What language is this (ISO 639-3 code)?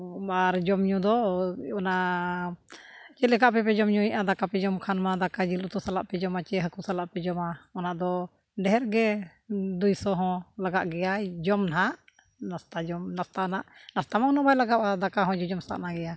sat